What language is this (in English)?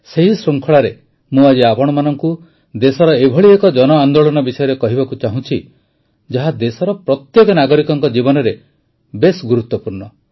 Odia